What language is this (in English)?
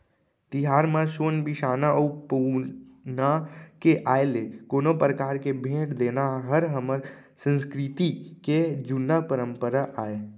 Chhattisgarhi